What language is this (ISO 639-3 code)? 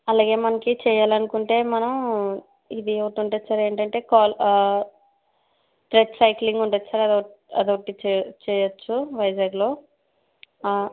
tel